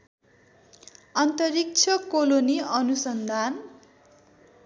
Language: Nepali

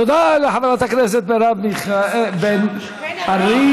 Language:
Hebrew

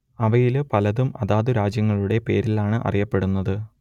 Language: Malayalam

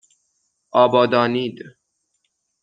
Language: Persian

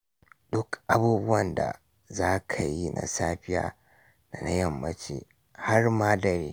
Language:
Hausa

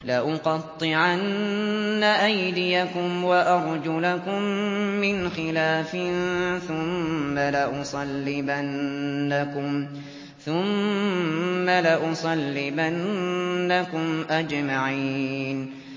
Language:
Arabic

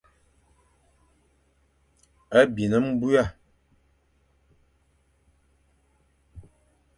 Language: Fang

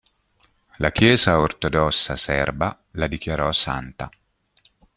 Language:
Italian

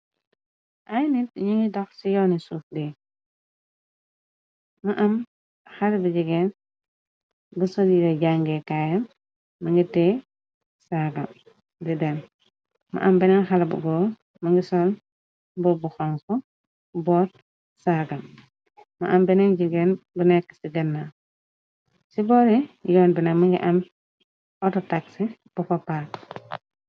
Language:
Wolof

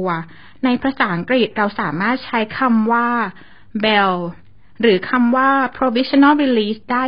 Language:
Thai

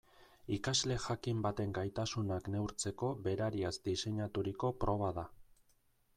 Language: Basque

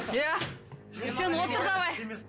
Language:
Kazakh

